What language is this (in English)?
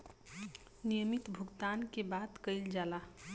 Bhojpuri